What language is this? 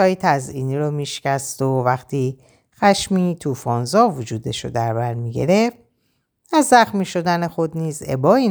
Persian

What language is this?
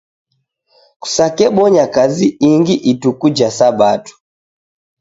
Taita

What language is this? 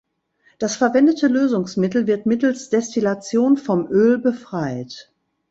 German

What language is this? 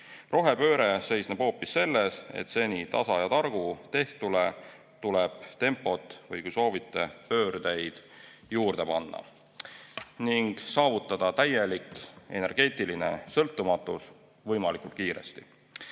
Estonian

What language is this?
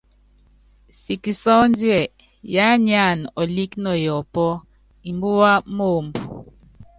Yangben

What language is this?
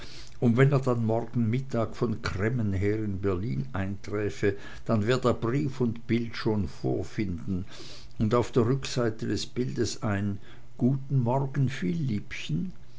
German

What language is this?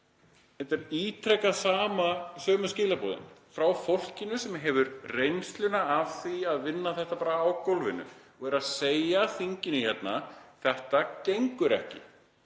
Icelandic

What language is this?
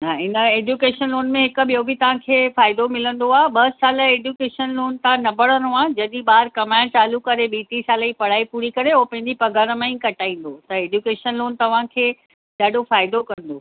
Sindhi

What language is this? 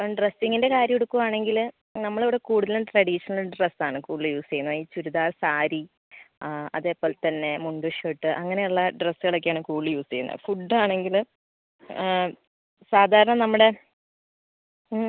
Malayalam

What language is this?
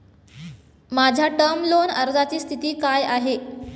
Marathi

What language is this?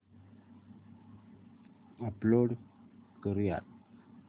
Marathi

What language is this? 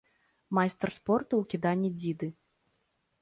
Belarusian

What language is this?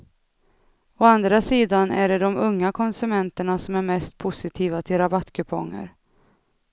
Swedish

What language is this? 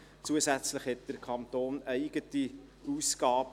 Swiss German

